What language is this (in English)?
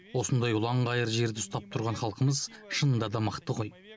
Kazakh